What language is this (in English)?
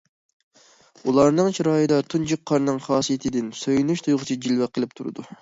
Uyghur